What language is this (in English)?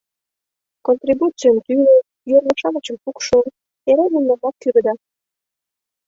Mari